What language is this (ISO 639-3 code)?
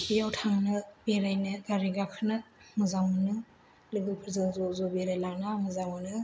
brx